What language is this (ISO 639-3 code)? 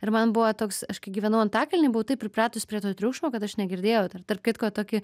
lit